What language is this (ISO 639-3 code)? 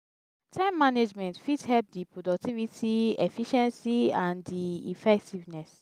pcm